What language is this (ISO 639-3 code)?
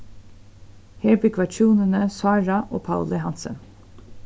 fao